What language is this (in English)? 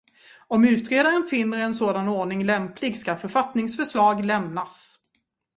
Swedish